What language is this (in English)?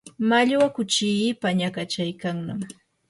Yanahuanca Pasco Quechua